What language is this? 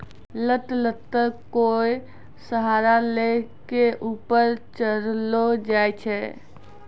Maithili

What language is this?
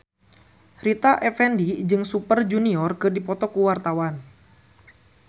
Sundanese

